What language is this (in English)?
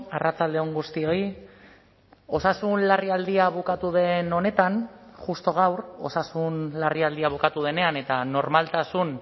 Basque